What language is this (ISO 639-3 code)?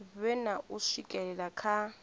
ven